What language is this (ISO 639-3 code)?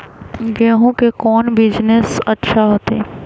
mag